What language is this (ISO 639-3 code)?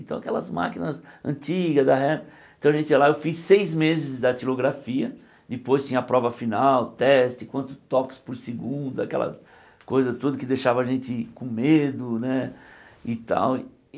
por